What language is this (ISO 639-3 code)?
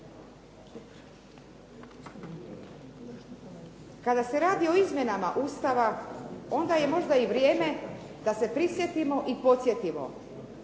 hrv